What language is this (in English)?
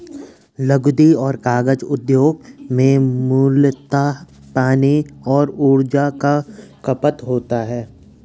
Hindi